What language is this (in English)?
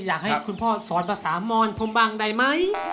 Thai